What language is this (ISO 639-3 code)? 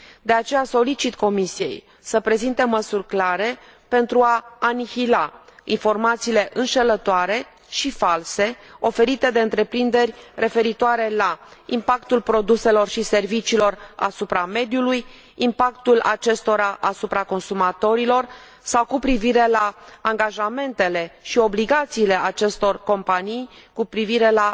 ron